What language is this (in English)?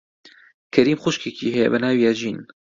Central Kurdish